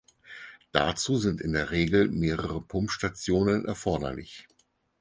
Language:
German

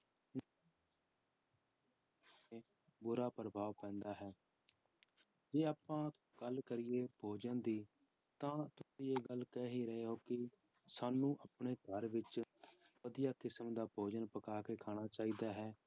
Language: Punjabi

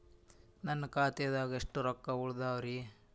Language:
Kannada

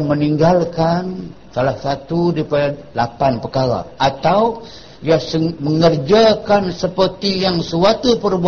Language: Malay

